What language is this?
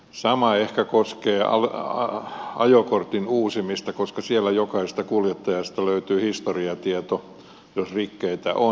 Finnish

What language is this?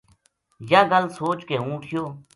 Gujari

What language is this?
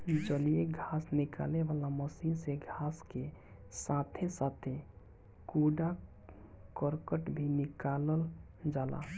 Bhojpuri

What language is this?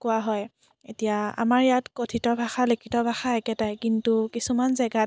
Assamese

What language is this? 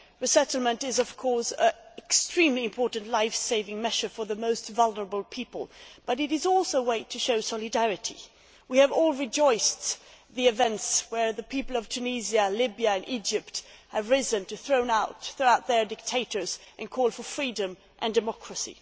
English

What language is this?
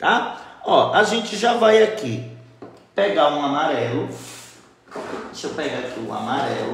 Portuguese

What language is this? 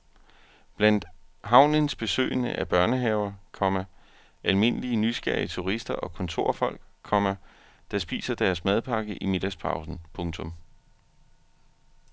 Danish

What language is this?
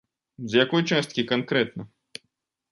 Belarusian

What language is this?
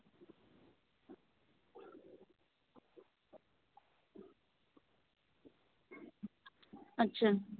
Santali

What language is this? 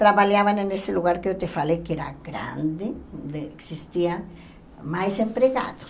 Portuguese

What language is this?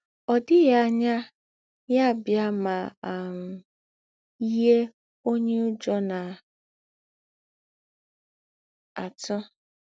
Igbo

